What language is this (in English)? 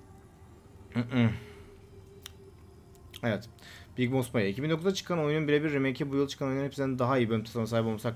Turkish